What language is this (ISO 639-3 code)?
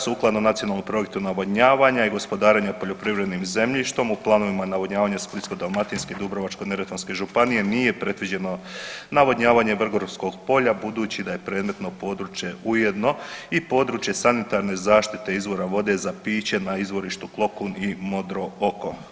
hrv